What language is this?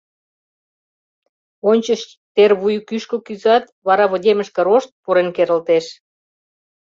Mari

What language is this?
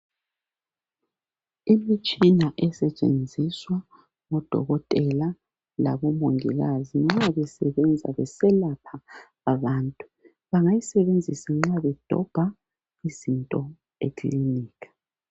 North Ndebele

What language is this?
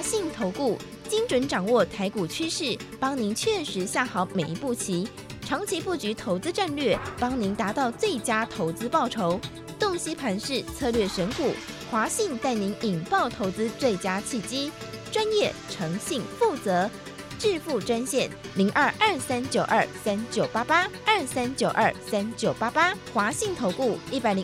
Chinese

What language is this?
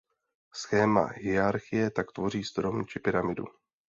Czech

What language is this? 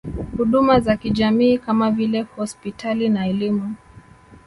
Swahili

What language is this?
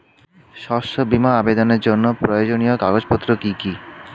Bangla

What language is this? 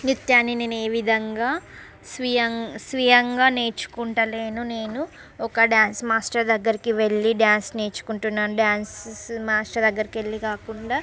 Telugu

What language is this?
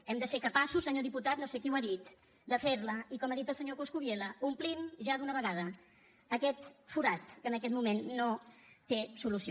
Catalan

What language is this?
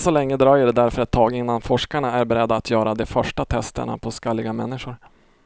Swedish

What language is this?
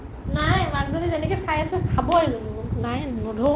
Assamese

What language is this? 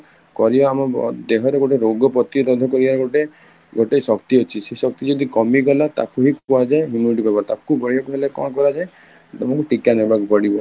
Odia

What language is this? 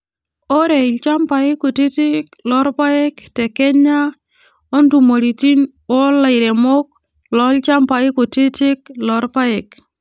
Masai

